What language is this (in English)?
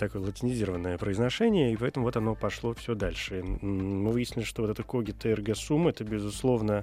Russian